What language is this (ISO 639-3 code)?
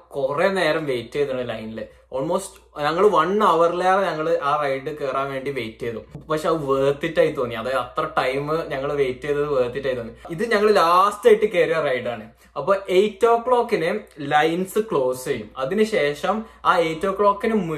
mal